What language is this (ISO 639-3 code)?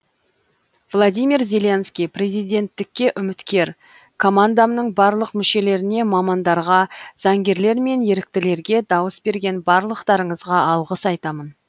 kaz